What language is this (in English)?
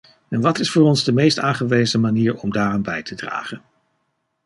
Dutch